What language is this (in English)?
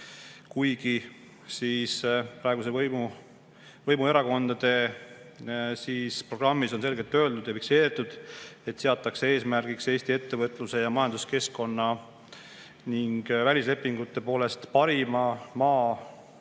Estonian